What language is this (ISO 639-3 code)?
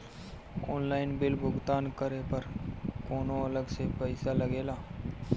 bho